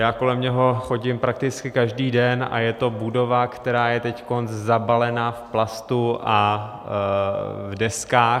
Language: Czech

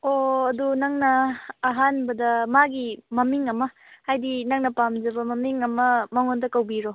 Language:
Manipuri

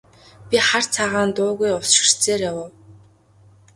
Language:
Mongolian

